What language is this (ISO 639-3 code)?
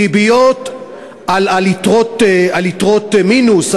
heb